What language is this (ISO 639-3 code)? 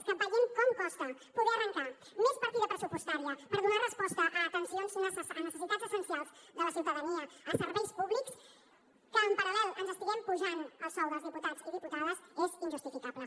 cat